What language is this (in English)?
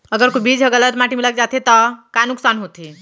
Chhattisgarhi